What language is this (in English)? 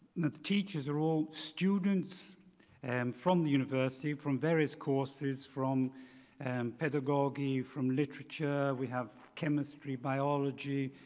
English